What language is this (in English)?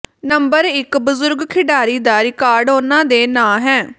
Punjabi